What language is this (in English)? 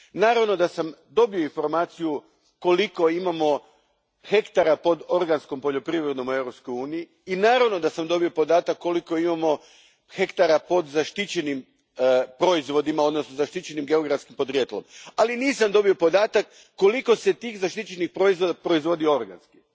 Croatian